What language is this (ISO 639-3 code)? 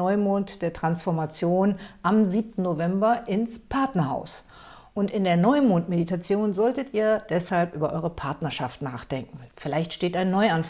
deu